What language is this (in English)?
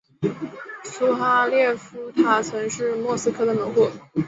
Chinese